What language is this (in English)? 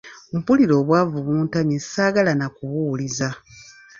Ganda